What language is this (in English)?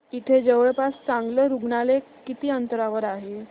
Marathi